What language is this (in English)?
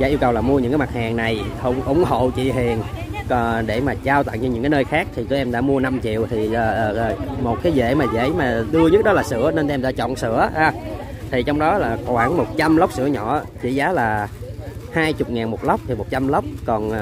Vietnamese